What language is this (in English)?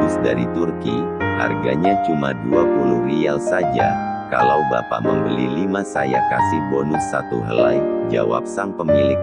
Indonesian